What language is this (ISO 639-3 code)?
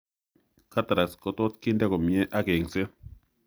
kln